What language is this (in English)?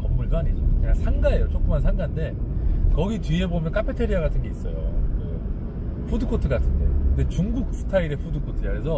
Korean